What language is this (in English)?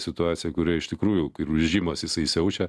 Lithuanian